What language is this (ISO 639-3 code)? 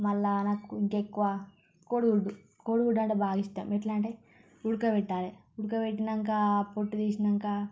tel